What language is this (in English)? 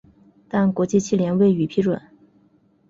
Chinese